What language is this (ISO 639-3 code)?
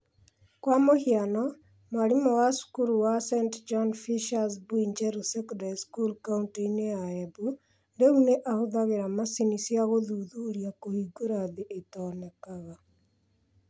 kik